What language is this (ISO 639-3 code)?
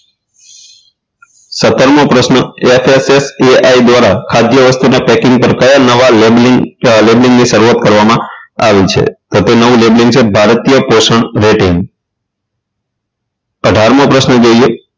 guj